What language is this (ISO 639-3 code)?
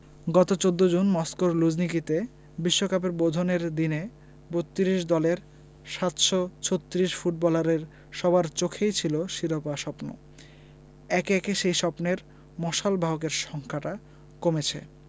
ben